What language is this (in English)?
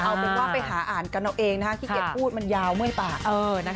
Thai